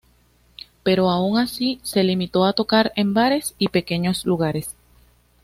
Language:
Spanish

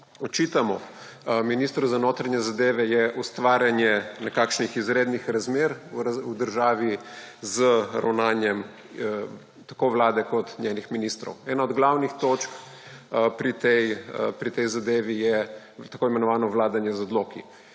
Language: Slovenian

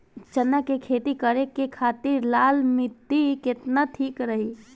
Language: Bhojpuri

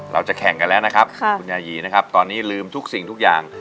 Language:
Thai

